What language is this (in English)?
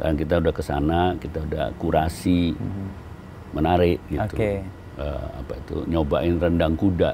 Indonesian